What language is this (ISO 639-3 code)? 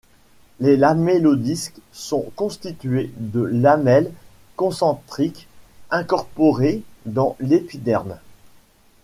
fra